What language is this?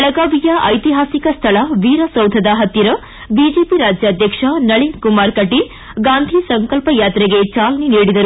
Kannada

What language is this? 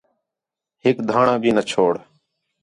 Khetrani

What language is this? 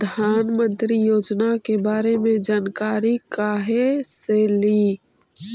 Magahi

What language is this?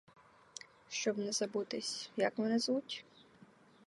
Ukrainian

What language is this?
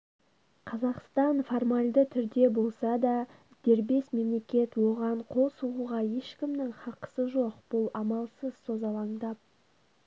Kazakh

